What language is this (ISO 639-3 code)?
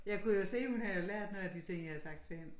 dan